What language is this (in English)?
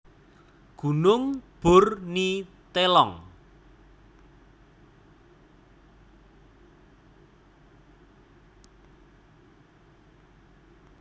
Javanese